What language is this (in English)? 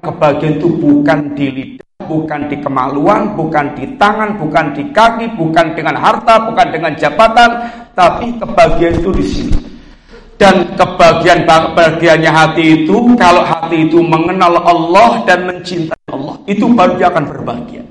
Indonesian